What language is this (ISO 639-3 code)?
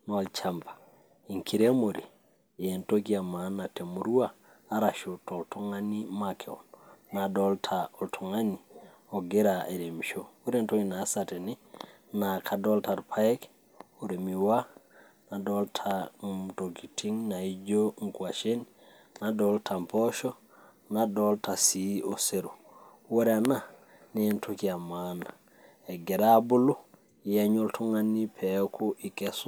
mas